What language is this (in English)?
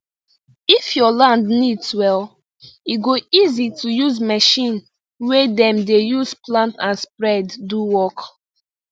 Nigerian Pidgin